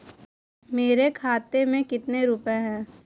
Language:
Hindi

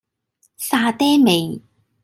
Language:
Cantonese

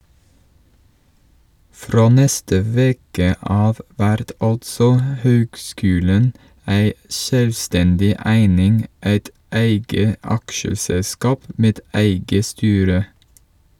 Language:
Norwegian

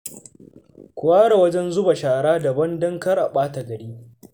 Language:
Hausa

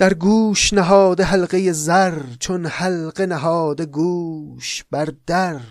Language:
Persian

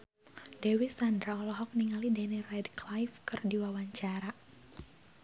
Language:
Sundanese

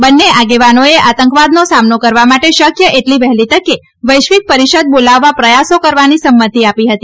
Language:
Gujarati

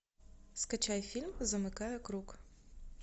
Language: Russian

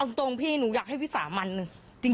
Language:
Thai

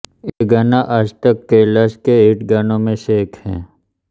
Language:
Hindi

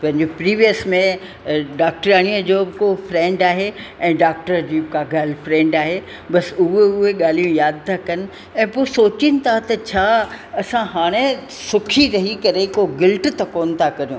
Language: Sindhi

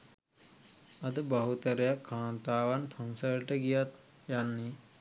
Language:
Sinhala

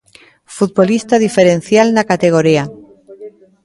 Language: Galician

